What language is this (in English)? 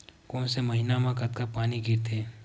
Chhattisgarhi